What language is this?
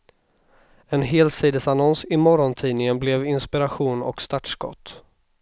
Swedish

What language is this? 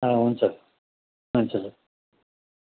Nepali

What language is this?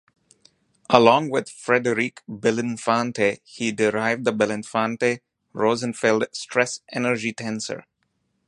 English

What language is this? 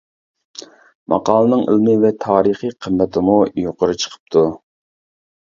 Uyghur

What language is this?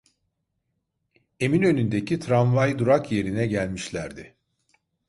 Turkish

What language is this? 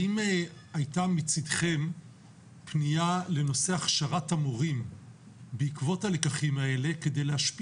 Hebrew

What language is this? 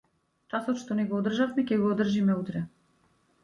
Macedonian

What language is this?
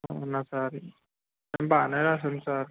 Telugu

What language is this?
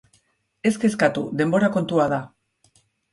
Basque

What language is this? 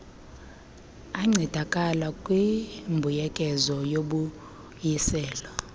Xhosa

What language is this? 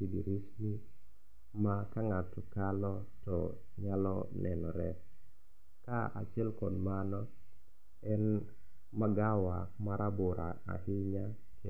Luo (Kenya and Tanzania)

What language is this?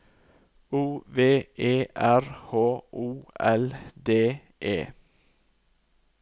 Norwegian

